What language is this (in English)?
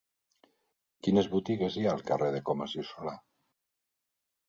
Catalan